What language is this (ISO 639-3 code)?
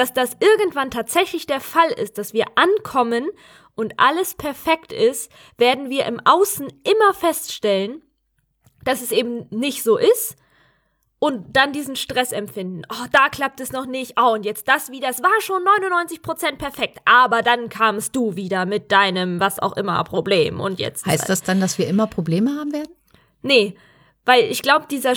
deu